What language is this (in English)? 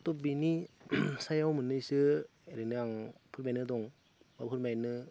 Bodo